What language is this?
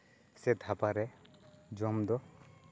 Santali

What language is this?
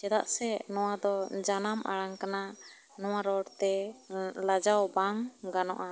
Santali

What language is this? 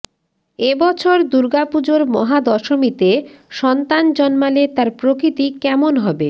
Bangla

